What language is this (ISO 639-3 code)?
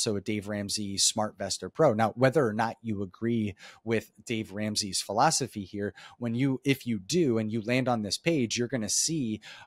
eng